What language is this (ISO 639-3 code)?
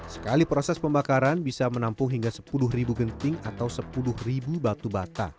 ind